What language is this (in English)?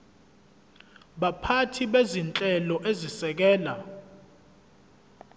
Zulu